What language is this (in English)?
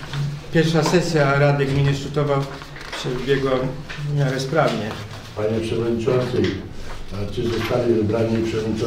Polish